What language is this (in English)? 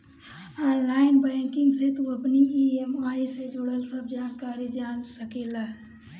Bhojpuri